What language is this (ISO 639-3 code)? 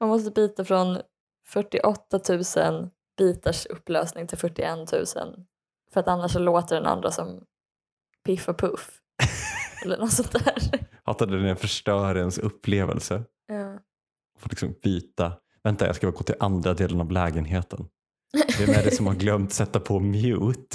swe